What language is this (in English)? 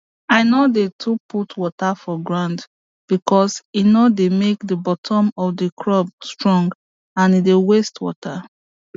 Nigerian Pidgin